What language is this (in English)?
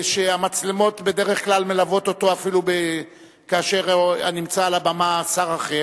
Hebrew